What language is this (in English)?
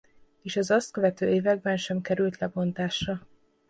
Hungarian